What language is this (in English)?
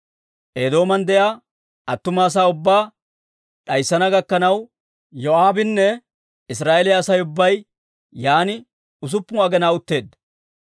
Dawro